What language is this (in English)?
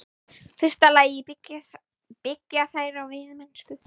Icelandic